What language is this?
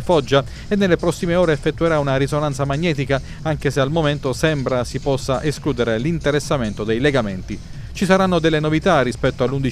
Italian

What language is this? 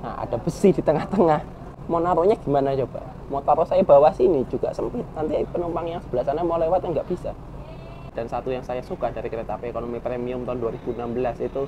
Indonesian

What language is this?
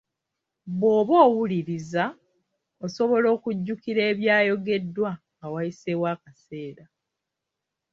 Ganda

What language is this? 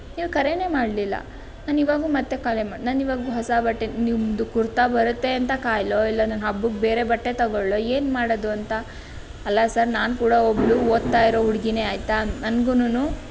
Kannada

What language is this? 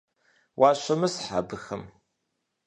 Kabardian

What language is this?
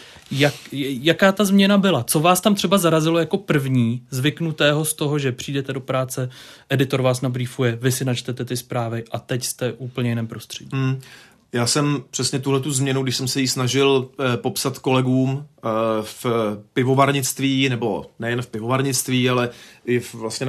Czech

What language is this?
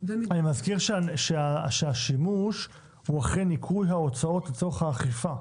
Hebrew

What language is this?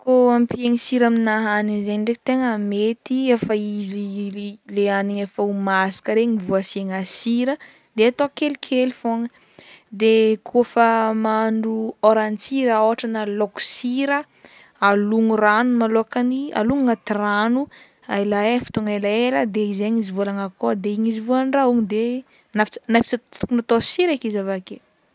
Northern Betsimisaraka Malagasy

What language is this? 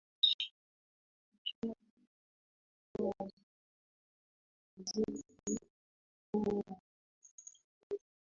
Swahili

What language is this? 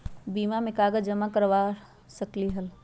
Magahi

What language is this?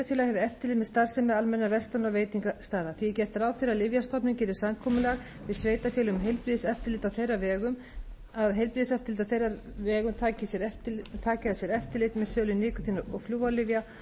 Icelandic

